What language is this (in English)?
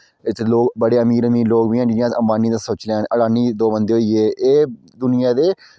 Dogri